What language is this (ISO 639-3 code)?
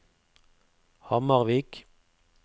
nor